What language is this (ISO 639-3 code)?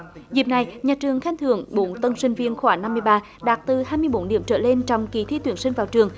vie